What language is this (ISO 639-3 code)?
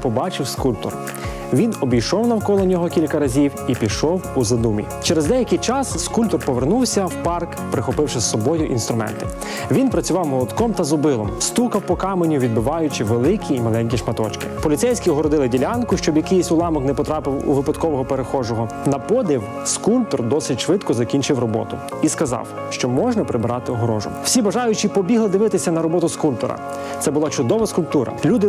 ukr